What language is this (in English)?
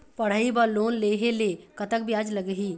Chhattisgarhi